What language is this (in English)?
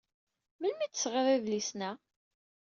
Kabyle